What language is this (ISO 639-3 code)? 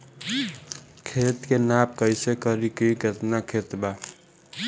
bho